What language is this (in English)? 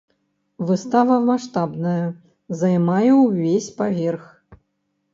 Belarusian